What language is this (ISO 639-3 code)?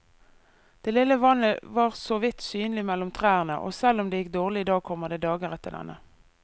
nor